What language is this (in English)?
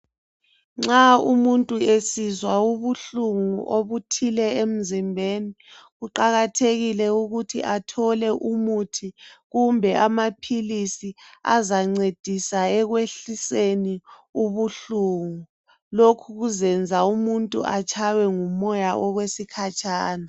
North Ndebele